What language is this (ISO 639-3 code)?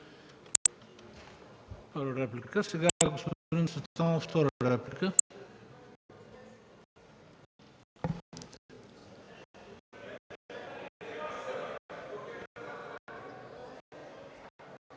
bul